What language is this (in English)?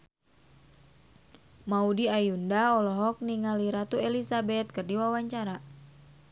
Sundanese